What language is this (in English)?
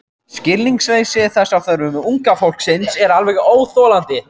Icelandic